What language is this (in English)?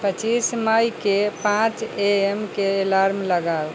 Maithili